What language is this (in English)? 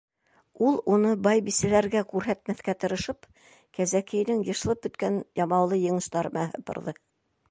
Bashkir